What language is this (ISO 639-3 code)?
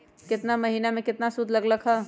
mag